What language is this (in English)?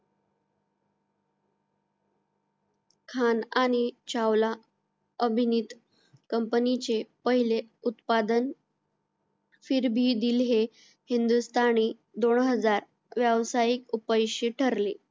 Marathi